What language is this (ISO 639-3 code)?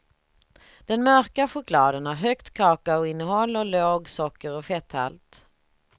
swe